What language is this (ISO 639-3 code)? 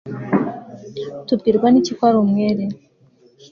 kin